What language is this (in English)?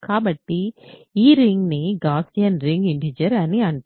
Telugu